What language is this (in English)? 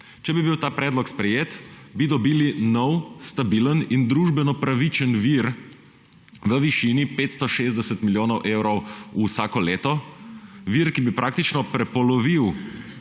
Slovenian